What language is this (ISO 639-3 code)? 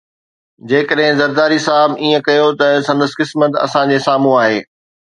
snd